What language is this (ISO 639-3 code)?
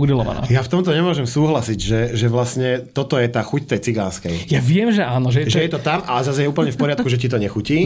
slk